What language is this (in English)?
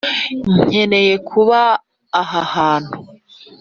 Kinyarwanda